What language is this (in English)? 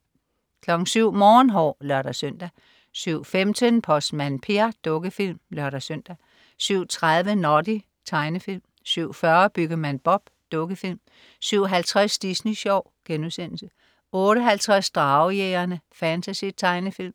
Danish